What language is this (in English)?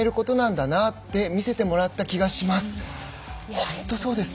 Japanese